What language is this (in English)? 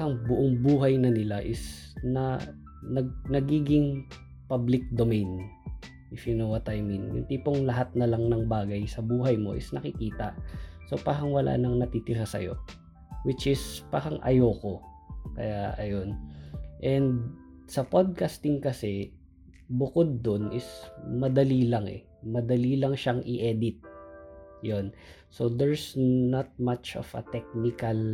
Filipino